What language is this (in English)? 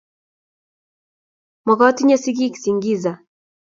Kalenjin